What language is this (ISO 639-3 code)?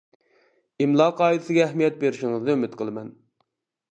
uig